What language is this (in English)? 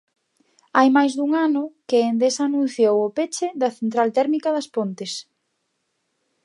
Galician